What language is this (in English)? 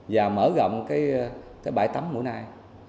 Vietnamese